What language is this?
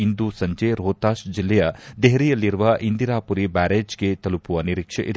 Kannada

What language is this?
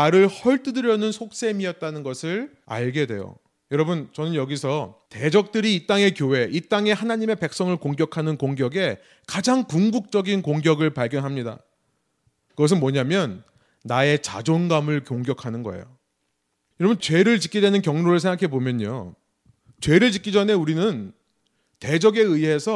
Korean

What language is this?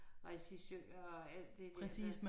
Danish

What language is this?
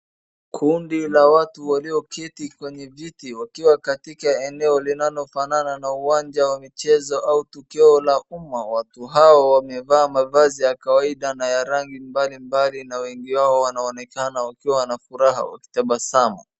Swahili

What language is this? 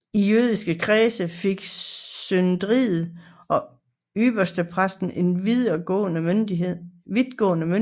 Danish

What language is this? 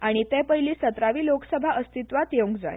Konkani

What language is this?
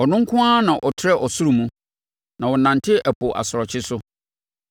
Akan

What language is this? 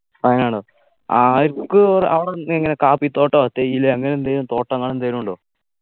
Malayalam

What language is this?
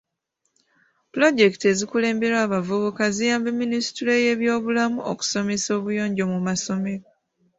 Ganda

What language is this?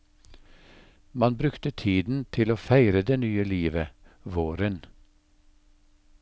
Norwegian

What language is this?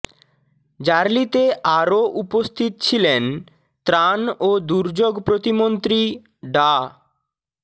Bangla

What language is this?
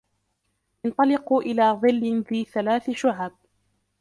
Arabic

